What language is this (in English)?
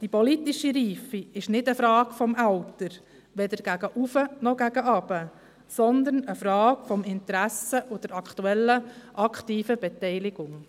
Swiss German